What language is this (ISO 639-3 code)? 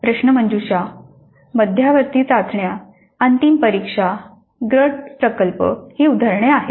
mar